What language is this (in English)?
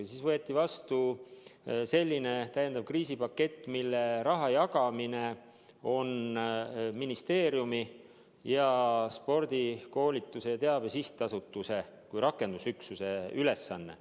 Estonian